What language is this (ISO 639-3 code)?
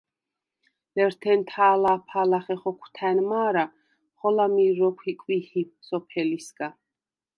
sva